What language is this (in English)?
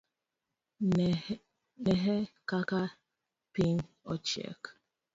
Luo (Kenya and Tanzania)